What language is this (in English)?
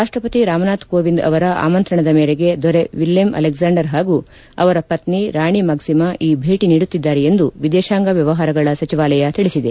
Kannada